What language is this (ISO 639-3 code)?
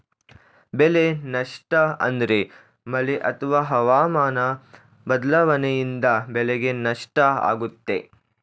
kan